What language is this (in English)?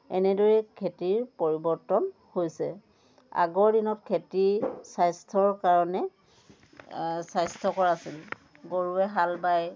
Assamese